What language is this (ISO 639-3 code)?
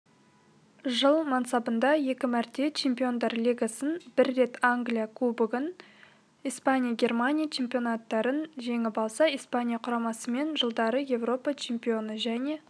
kaz